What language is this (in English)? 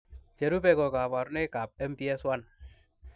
Kalenjin